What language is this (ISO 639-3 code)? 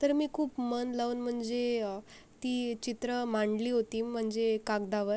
mar